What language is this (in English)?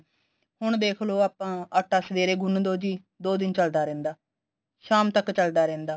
Punjabi